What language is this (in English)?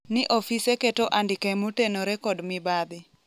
Luo (Kenya and Tanzania)